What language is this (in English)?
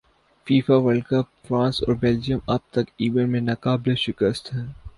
Urdu